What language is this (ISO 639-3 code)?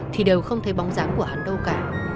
vie